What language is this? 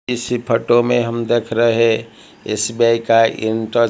Hindi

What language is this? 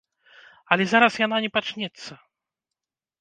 Belarusian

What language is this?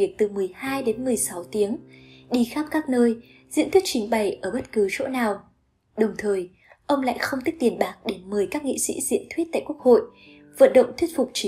Vietnamese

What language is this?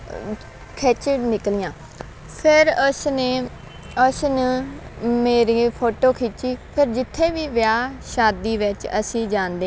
Punjabi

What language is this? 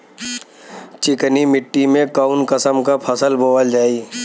Bhojpuri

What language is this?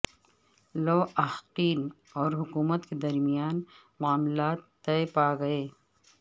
Urdu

